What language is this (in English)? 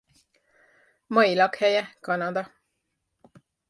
Hungarian